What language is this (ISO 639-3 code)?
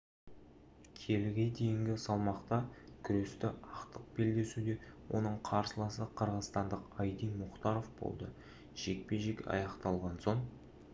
kaz